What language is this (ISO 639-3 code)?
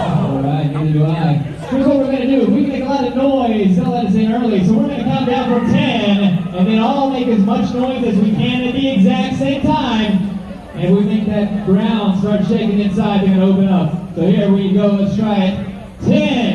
eng